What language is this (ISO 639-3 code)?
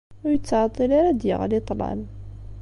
kab